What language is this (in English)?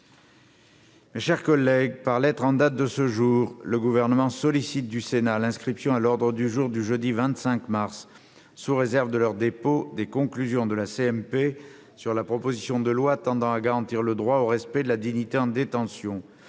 French